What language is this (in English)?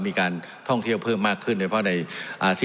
Thai